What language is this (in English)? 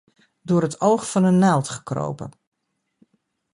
Dutch